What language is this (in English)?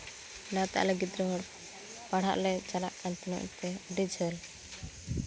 Santali